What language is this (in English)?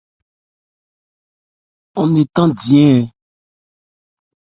Ebrié